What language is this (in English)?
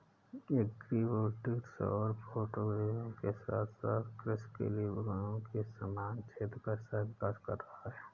Hindi